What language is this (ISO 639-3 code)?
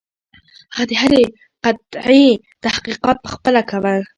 pus